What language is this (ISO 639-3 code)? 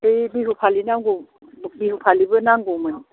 brx